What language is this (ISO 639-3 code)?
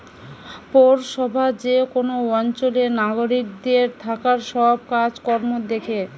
ben